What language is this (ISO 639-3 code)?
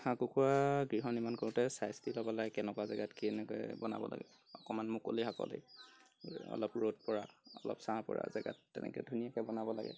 asm